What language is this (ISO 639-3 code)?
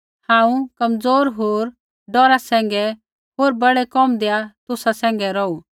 kfx